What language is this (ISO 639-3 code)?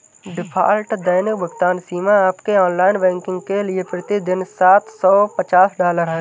hin